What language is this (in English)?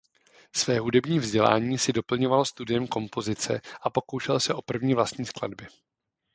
Czech